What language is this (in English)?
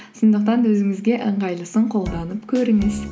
Kazakh